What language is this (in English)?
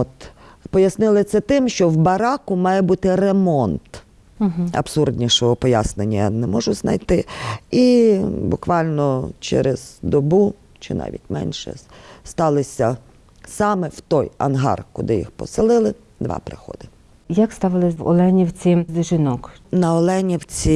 Ukrainian